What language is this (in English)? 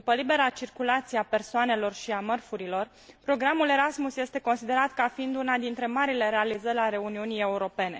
Romanian